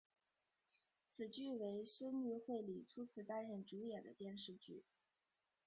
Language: Chinese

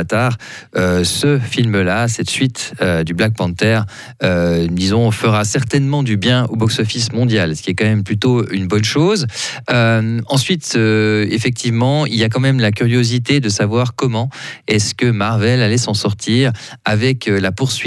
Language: French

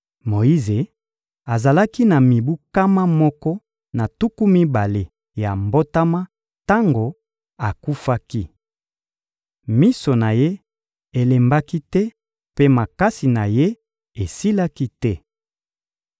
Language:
Lingala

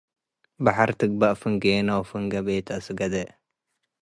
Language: Tigre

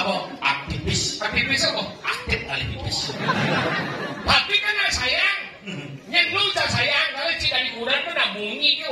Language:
Indonesian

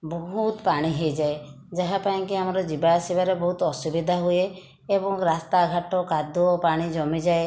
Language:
Odia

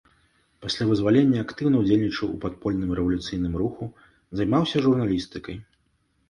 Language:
Belarusian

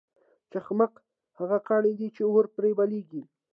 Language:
Pashto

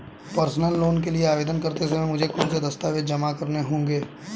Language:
Hindi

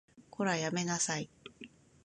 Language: Japanese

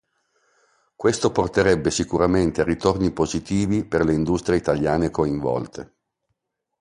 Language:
Italian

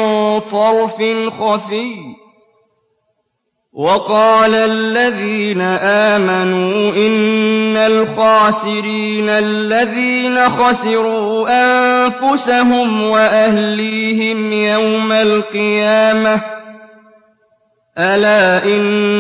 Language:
Arabic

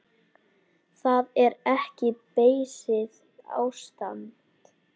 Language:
Icelandic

